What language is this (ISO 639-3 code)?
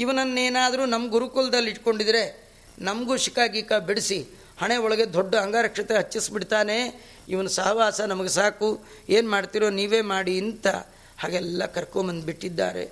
kan